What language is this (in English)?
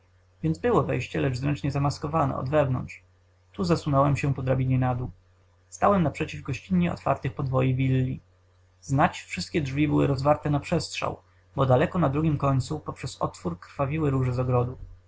Polish